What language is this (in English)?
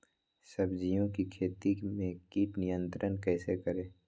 Magahi